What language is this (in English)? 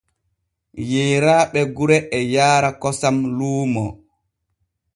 Borgu Fulfulde